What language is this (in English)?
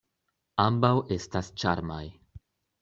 Esperanto